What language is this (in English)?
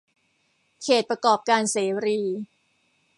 Thai